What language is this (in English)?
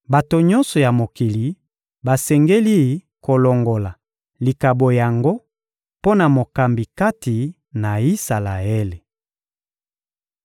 Lingala